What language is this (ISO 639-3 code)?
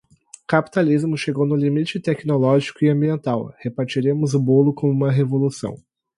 por